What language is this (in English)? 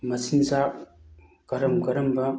Manipuri